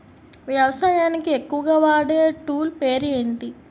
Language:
Telugu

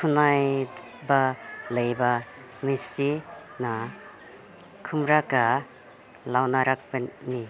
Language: Manipuri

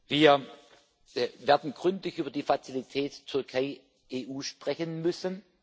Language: German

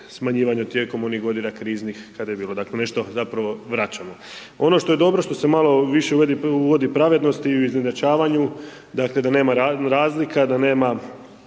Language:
Croatian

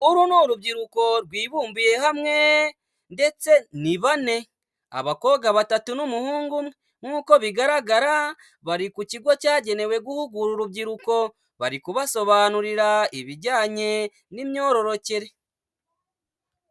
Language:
Kinyarwanda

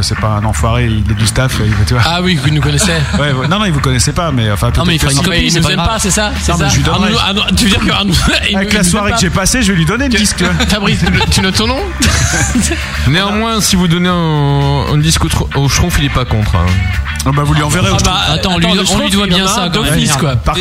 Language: French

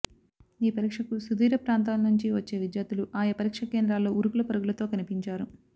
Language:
Telugu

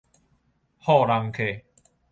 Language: Min Nan Chinese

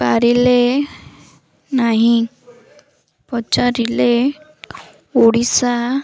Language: Odia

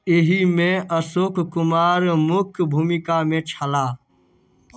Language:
Maithili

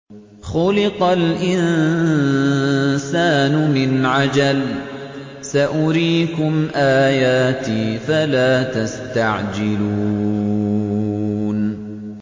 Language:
Arabic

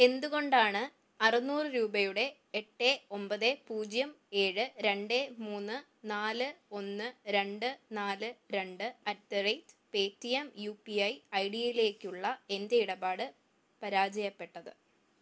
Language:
Malayalam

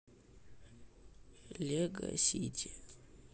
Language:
Russian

